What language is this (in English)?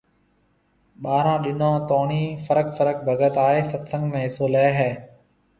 Marwari (Pakistan)